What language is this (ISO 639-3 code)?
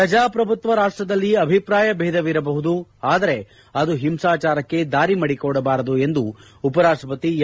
kan